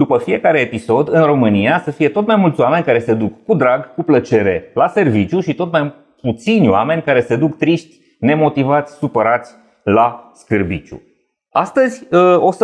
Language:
Romanian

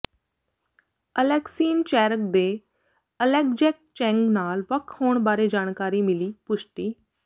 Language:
Punjabi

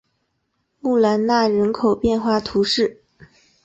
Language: Chinese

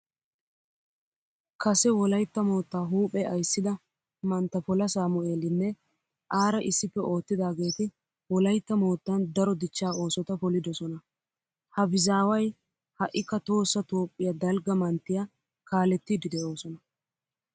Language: Wolaytta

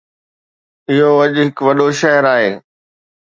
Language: Sindhi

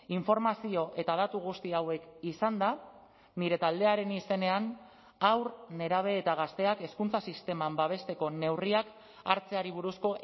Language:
Basque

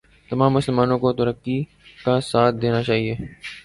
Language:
Urdu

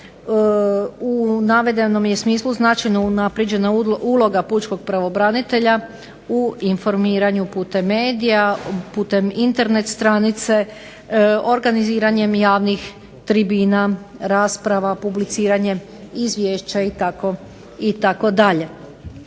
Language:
Croatian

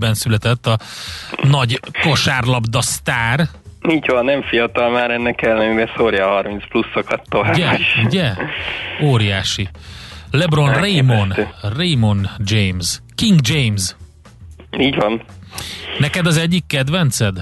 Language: Hungarian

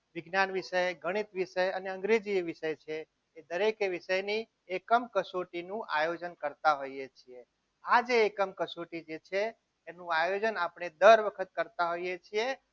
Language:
Gujarati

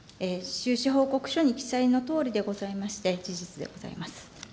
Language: Japanese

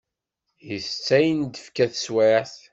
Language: Kabyle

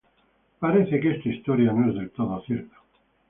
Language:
Spanish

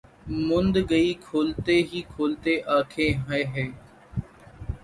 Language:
Urdu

